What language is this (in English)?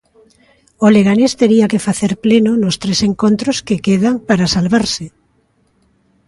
Galician